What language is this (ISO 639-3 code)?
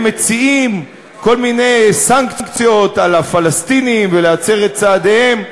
heb